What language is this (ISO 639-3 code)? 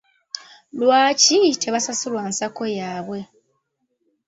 lug